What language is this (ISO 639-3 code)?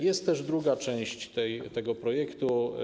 pol